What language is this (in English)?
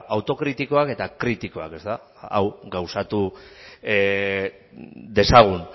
Basque